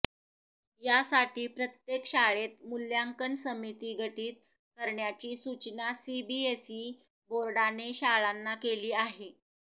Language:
Marathi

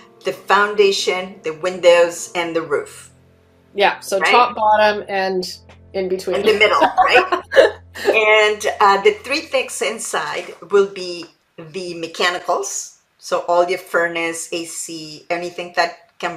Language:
English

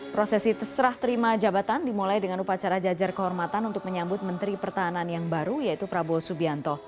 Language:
Indonesian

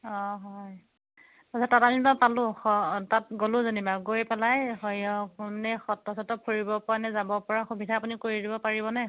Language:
Assamese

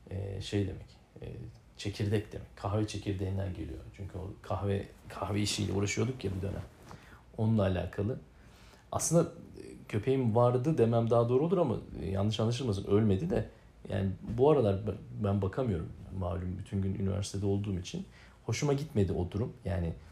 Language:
Turkish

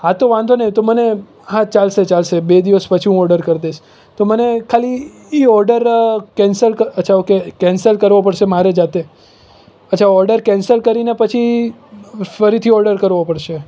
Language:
Gujarati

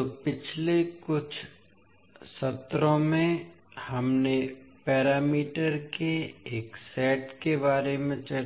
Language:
Hindi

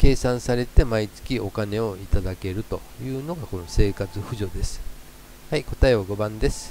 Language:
Japanese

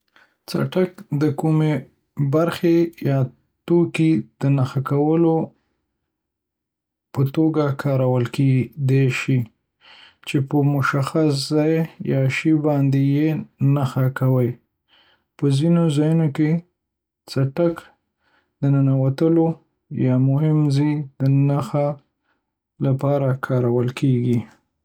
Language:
Pashto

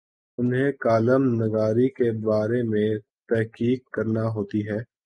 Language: Urdu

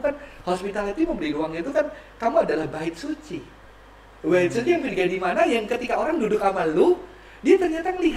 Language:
Indonesian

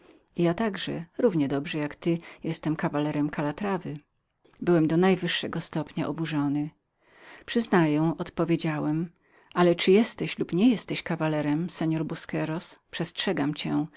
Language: Polish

